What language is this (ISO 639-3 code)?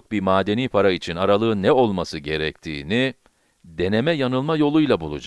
tur